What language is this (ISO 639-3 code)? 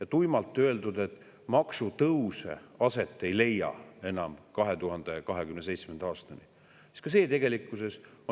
est